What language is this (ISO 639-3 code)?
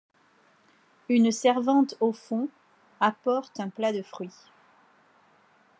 fra